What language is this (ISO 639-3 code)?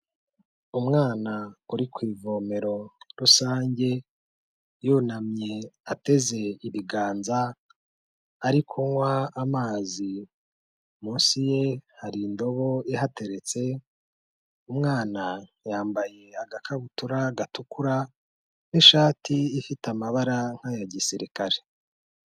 kin